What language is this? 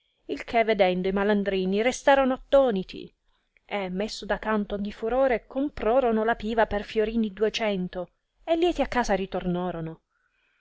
Italian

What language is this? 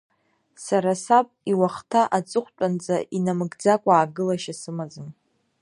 Abkhazian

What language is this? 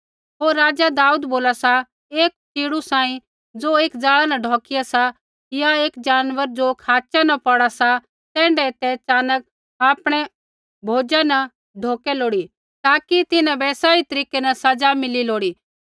Kullu Pahari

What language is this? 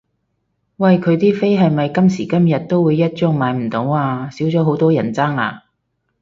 Cantonese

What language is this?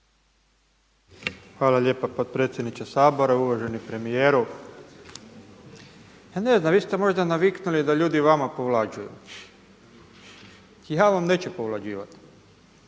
Croatian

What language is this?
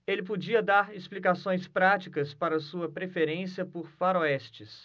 Portuguese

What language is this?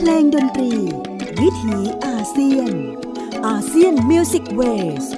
Thai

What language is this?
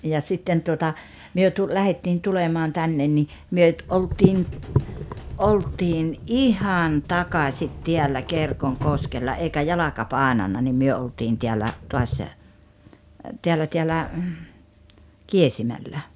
Finnish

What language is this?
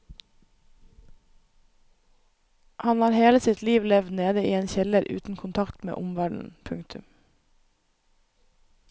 Norwegian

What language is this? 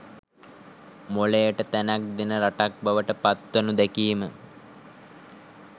Sinhala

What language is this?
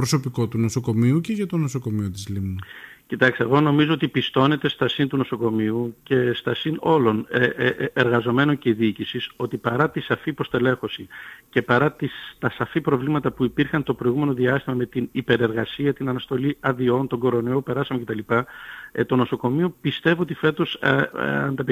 Greek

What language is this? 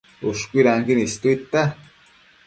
Matsés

